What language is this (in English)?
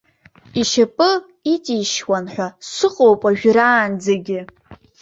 Abkhazian